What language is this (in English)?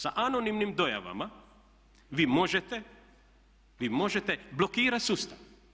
Croatian